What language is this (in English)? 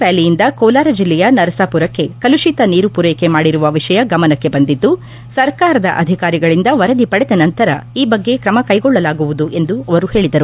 Kannada